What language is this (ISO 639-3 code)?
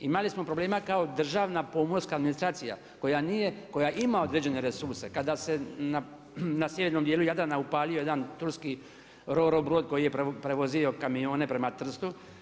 hrv